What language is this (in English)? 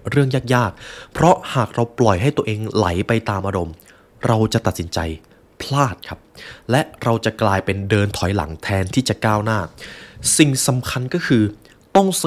Thai